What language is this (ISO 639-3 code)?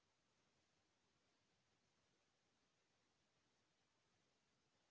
hne